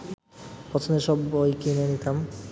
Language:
Bangla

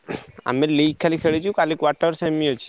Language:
Odia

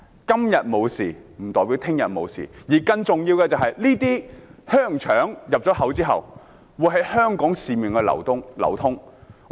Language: Cantonese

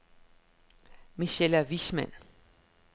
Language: Danish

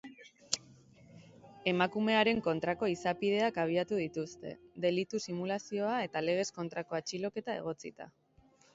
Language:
Basque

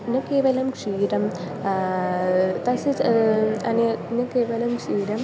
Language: Sanskrit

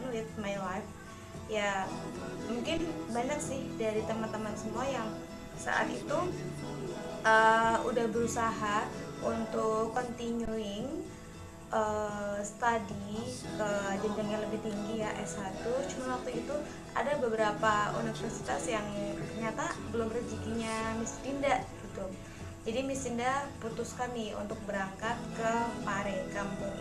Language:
Indonesian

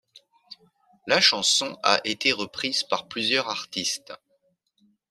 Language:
French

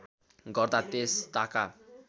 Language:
Nepali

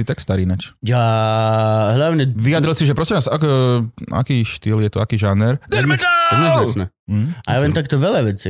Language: Slovak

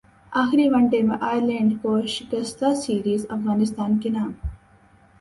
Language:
Urdu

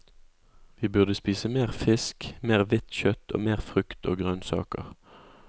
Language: Norwegian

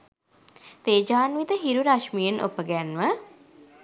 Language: Sinhala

